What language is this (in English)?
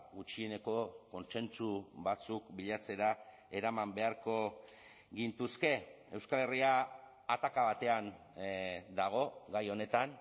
Basque